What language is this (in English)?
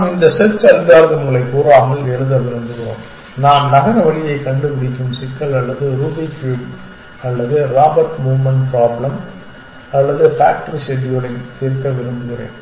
Tamil